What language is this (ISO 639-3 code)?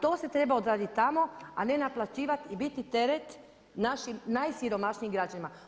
hrv